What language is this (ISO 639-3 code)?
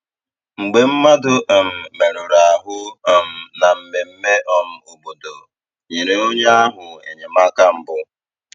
ibo